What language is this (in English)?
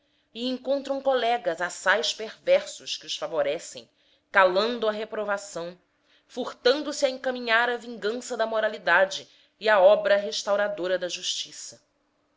Portuguese